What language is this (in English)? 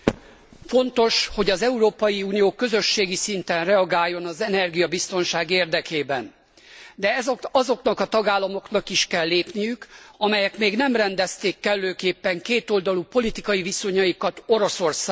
Hungarian